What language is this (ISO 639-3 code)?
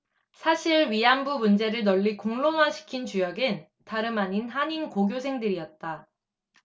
kor